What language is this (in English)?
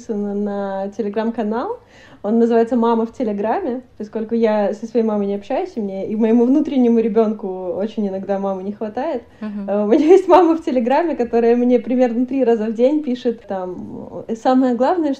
Russian